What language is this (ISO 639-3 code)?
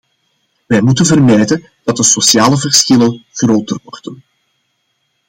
nld